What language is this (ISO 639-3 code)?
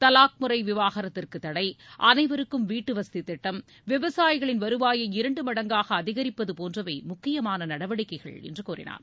tam